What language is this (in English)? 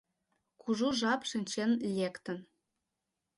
Mari